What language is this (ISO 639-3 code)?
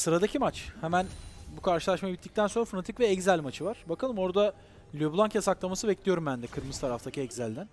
tur